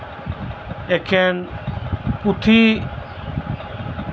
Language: Santali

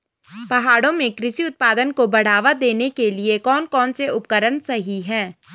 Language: Hindi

